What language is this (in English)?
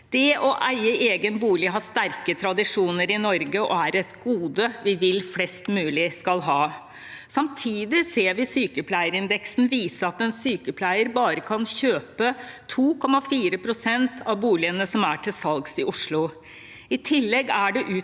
Norwegian